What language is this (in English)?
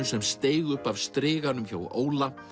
Icelandic